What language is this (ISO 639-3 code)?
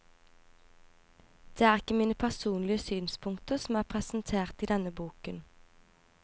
nor